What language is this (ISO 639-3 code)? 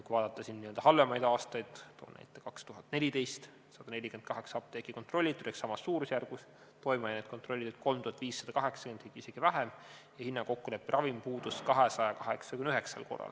est